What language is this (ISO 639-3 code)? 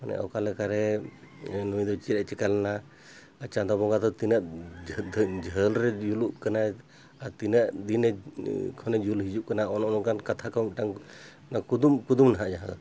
sat